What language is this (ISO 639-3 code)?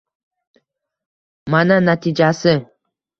uzb